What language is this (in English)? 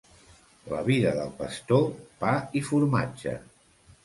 Catalan